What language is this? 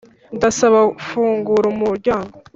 Kinyarwanda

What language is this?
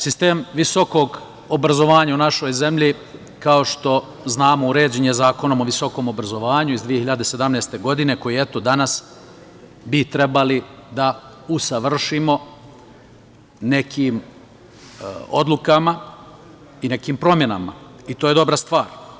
Serbian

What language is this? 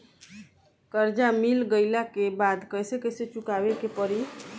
Bhojpuri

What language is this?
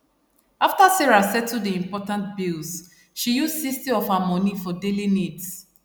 Nigerian Pidgin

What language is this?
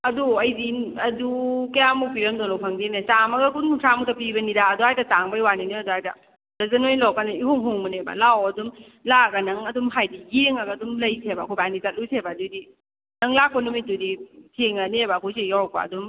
Manipuri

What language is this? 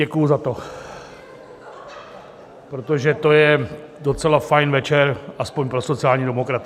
Czech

